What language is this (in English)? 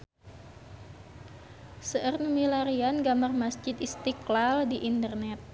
Sundanese